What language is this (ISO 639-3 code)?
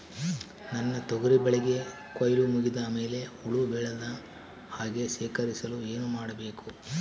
kan